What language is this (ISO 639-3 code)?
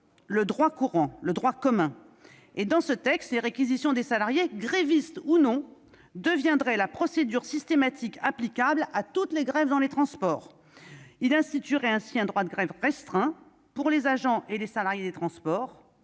fra